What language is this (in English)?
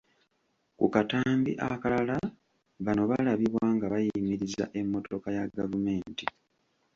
Ganda